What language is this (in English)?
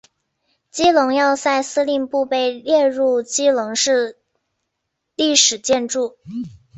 Chinese